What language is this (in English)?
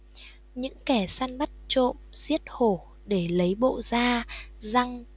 Vietnamese